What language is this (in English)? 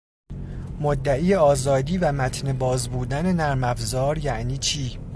Persian